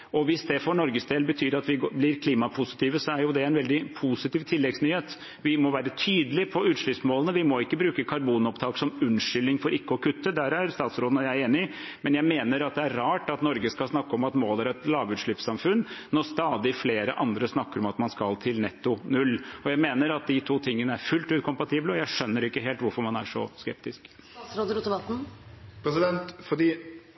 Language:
Norwegian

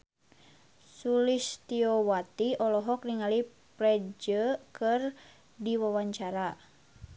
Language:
Sundanese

